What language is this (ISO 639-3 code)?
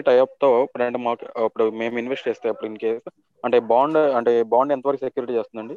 tel